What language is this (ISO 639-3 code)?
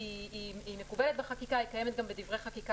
heb